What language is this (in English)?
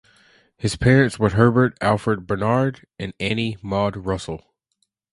English